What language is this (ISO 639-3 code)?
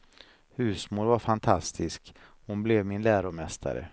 swe